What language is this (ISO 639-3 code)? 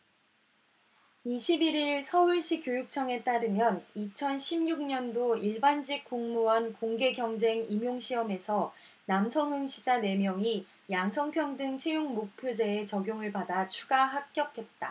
kor